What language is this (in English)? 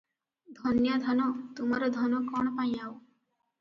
Odia